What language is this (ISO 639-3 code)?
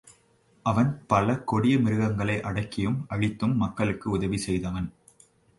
tam